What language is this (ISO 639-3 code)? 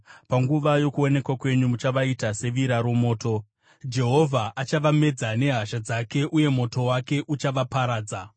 sna